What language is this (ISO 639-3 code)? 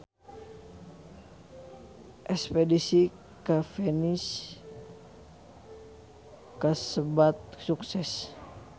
sun